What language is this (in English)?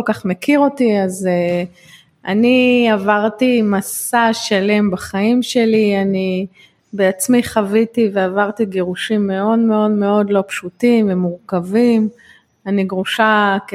Hebrew